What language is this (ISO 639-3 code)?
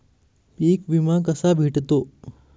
mar